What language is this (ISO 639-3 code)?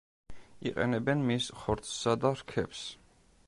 kat